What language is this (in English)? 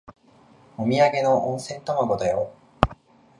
Japanese